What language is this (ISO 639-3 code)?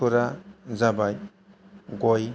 brx